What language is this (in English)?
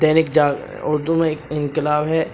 Urdu